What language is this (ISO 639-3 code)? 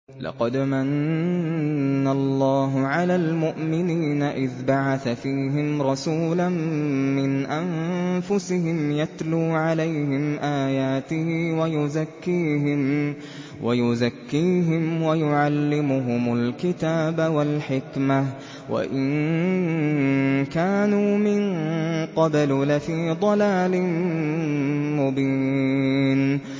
ara